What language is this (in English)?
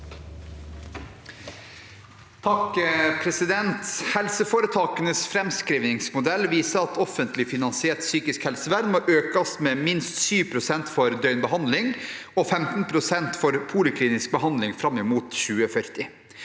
Norwegian